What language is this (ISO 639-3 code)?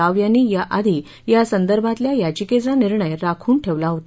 mar